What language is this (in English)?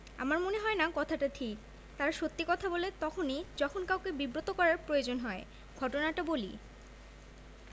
Bangla